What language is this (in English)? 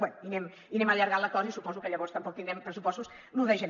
Catalan